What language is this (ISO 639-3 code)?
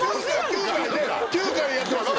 jpn